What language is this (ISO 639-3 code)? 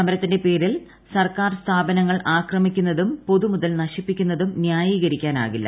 mal